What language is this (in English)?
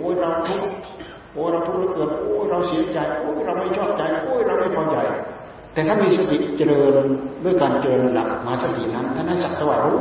Thai